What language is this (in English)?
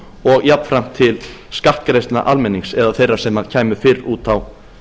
Icelandic